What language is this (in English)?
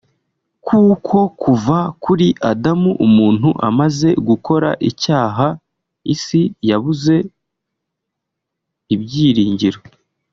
Kinyarwanda